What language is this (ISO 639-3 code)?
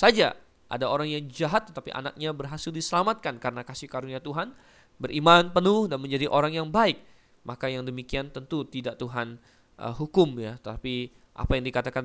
ind